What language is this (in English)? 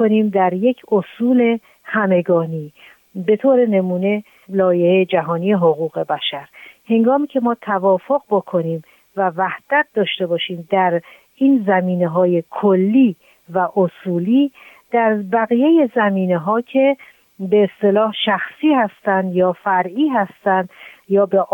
Persian